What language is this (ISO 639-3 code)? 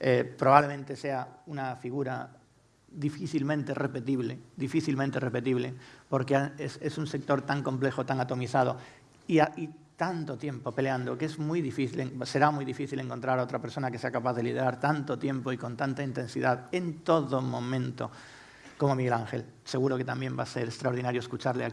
spa